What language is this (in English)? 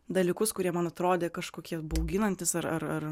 Lithuanian